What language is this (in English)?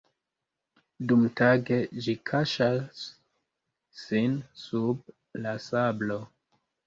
Esperanto